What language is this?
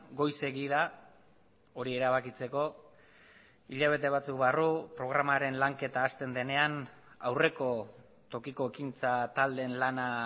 Basque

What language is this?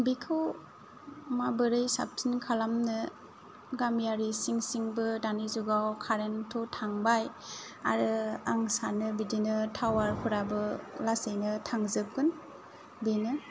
Bodo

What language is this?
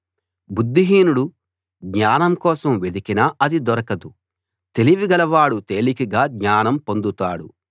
Telugu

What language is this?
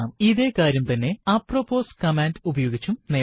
Malayalam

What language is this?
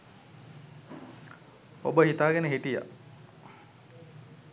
Sinhala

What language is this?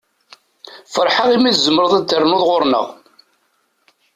Kabyle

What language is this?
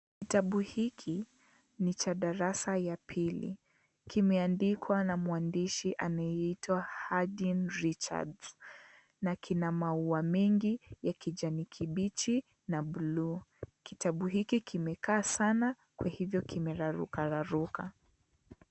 Swahili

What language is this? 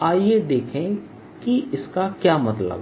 Hindi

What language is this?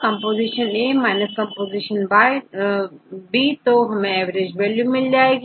Hindi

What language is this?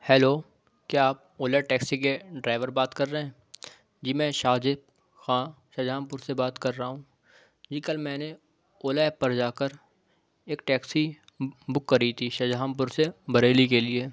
Urdu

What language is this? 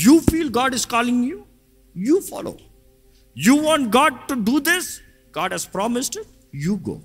Telugu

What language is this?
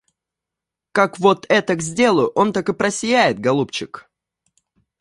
Russian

